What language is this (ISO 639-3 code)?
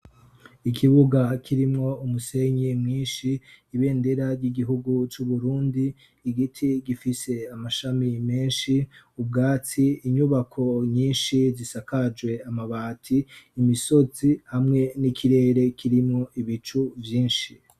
run